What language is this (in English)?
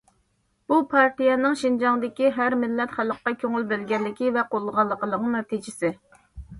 Uyghur